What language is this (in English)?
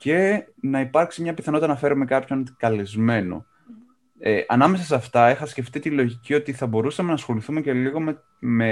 Greek